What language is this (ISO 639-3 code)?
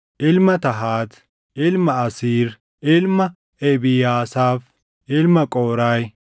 orm